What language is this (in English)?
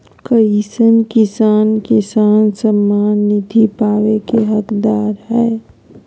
Magahi